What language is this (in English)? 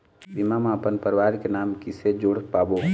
Chhattisgarhi